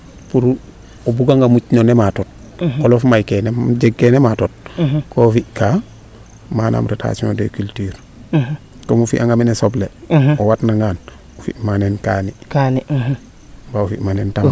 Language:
Serer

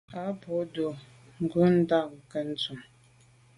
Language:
Medumba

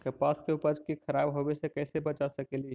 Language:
Magahi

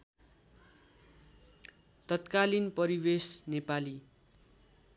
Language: Nepali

